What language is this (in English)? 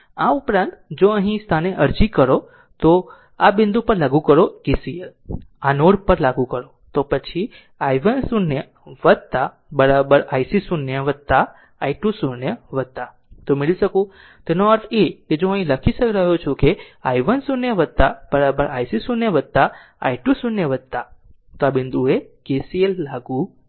Gujarati